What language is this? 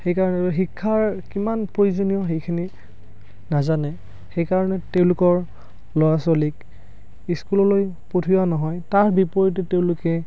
Assamese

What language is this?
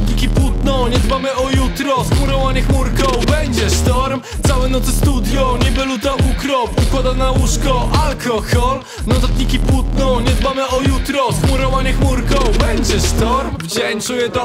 Polish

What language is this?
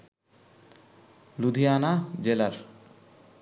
Bangla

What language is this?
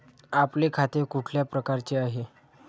Marathi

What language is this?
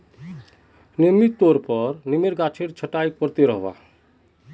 Magahi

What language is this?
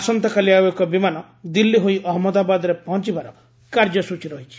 Odia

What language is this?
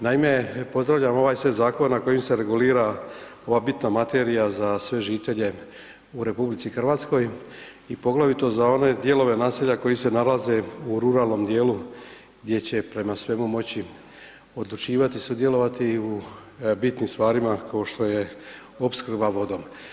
Croatian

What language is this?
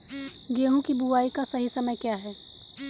Hindi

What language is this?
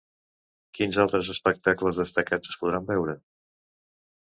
Catalan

